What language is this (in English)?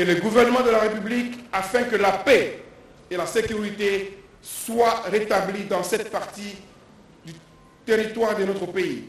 French